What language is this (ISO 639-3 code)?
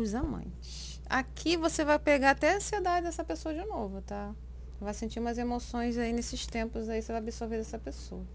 por